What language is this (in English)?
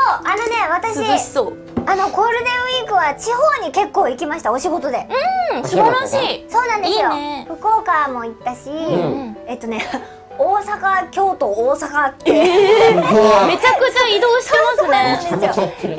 Japanese